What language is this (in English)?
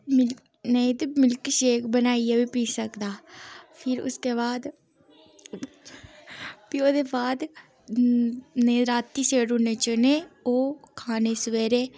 Dogri